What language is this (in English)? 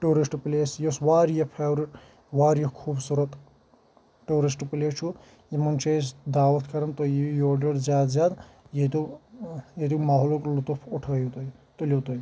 Kashmiri